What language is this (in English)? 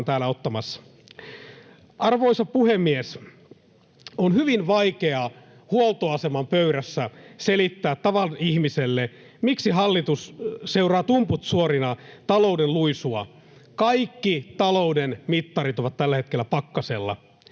Finnish